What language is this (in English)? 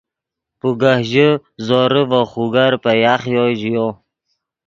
Yidgha